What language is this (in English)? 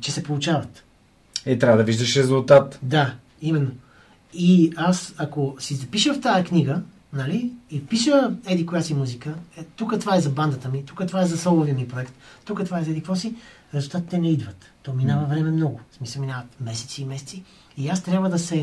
Bulgarian